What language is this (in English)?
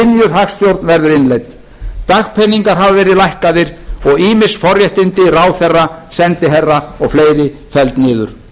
Icelandic